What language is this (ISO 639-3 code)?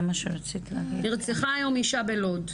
heb